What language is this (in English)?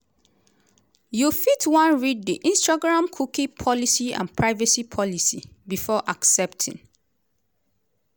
Nigerian Pidgin